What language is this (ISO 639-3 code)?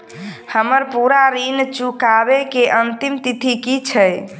mai